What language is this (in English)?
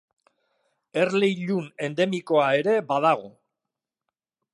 Basque